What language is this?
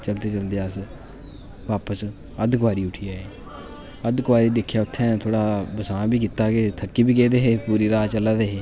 Dogri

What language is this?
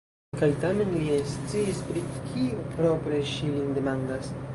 Esperanto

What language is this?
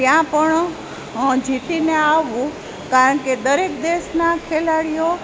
Gujarati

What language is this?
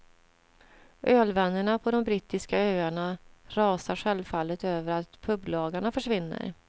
Swedish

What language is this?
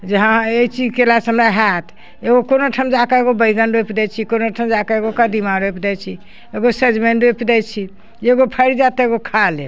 Maithili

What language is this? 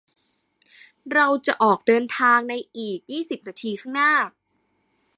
Thai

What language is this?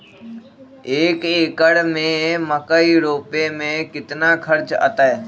Magahi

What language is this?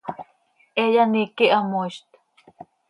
Seri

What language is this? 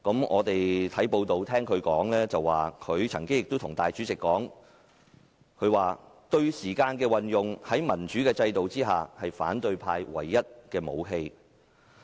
Cantonese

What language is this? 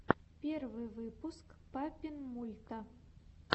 Russian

